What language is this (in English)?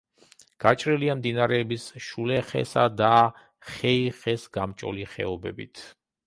Georgian